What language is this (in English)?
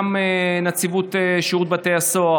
Hebrew